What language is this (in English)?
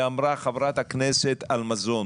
Hebrew